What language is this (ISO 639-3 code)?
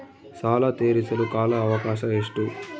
kan